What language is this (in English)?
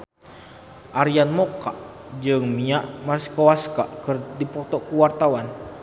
Sundanese